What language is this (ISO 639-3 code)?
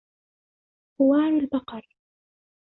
ara